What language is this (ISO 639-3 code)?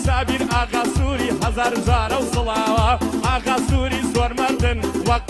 ara